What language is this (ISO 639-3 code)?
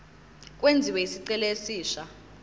zul